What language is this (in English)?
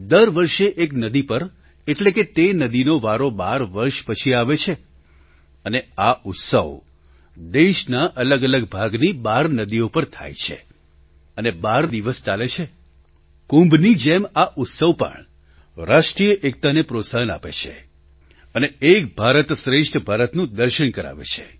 Gujarati